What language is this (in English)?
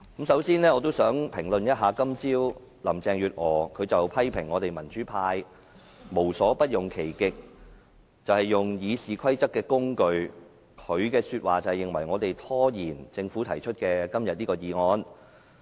Cantonese